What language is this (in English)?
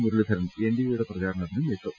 Malayalam